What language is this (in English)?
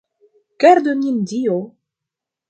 Esperanto